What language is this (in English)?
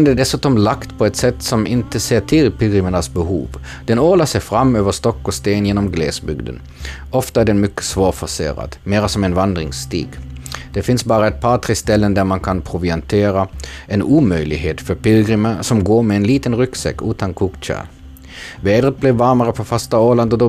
Swedish